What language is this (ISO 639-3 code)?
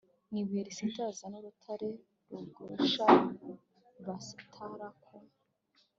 kin